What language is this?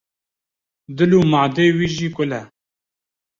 Kurdish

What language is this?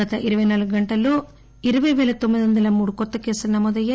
Telugu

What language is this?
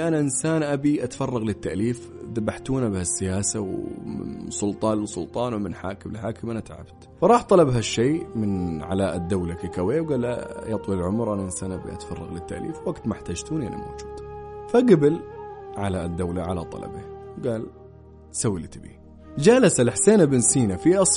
Arabic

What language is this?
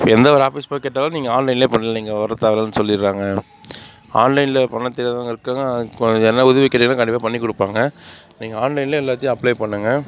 Tamil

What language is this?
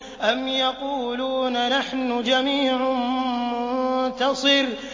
Arabic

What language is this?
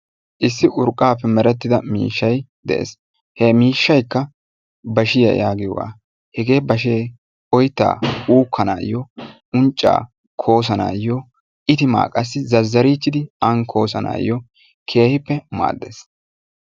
Wolaytta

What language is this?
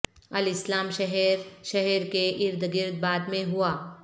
Urdu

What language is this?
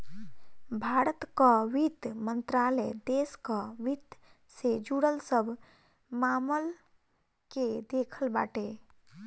Bhojpuri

